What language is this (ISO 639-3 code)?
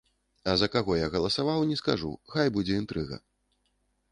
bel